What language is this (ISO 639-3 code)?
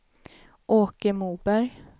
swe